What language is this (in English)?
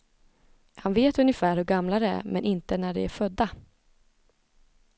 Swedish